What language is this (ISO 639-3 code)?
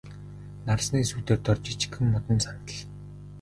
mon